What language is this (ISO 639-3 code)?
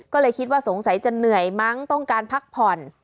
tha